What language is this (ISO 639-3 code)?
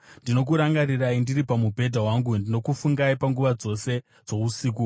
sna